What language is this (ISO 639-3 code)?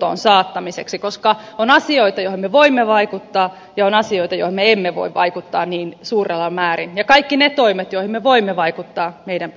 fin